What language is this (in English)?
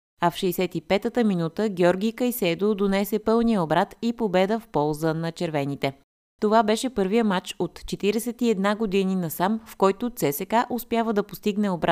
Bulgarian